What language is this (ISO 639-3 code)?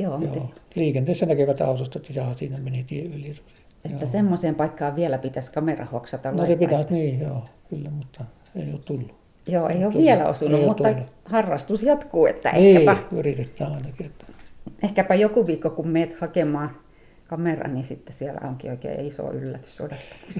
fin